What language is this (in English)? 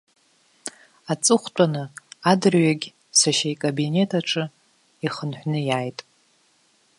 Abkhazian